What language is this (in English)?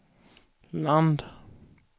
Swedish